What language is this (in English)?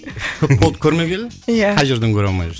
Kazakh